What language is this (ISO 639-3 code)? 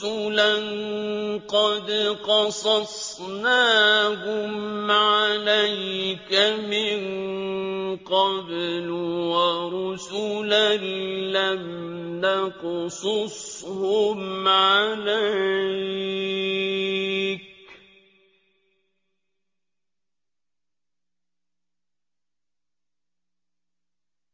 ara